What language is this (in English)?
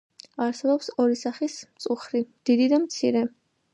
Georgian